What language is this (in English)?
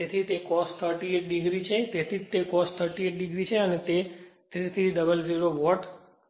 Gujarati